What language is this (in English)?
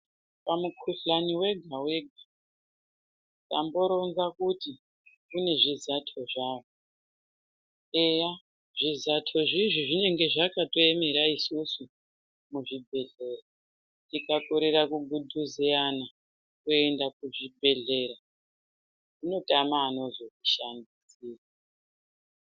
Ndau